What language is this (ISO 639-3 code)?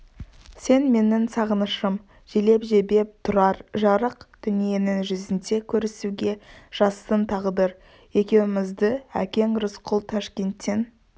kaz